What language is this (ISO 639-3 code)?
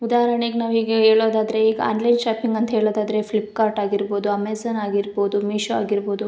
kan